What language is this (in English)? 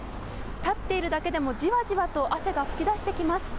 Japanese